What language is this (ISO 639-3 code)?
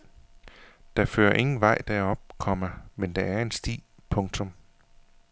dan